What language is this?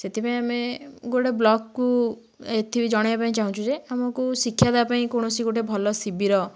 Odia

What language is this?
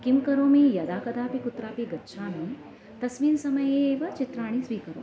Sanskrit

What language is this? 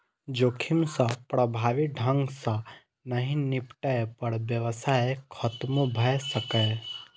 Maithili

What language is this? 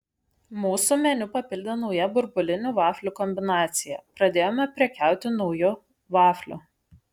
Lithuanian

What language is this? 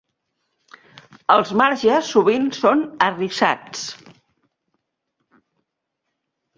Catalan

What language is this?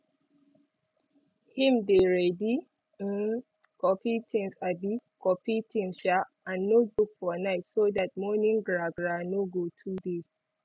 Nigerian Pidgin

